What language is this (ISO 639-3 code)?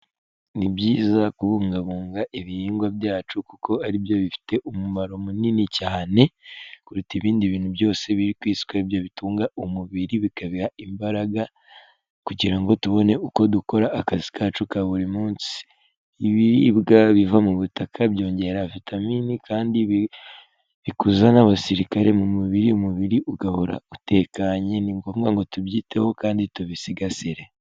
kin